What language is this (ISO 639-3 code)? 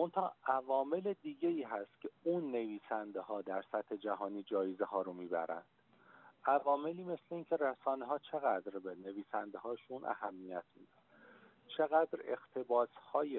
fas